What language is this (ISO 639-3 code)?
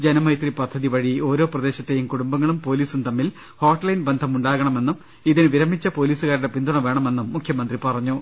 mal